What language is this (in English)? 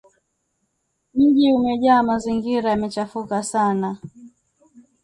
Swahili